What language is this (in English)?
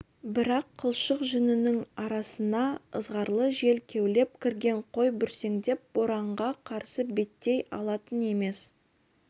Kazakh